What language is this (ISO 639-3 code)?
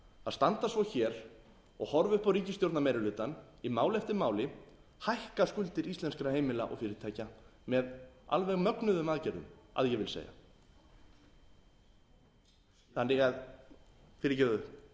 isl